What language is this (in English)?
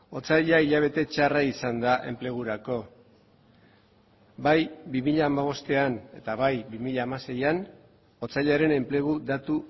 Basque